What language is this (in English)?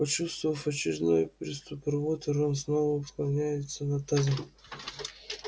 Russian